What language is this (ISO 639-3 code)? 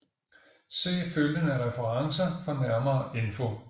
dan